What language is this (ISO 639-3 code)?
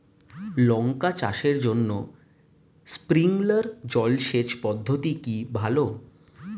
ben